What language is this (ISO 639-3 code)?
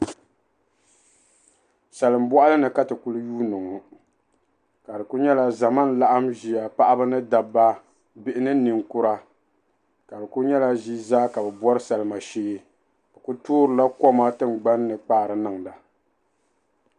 dag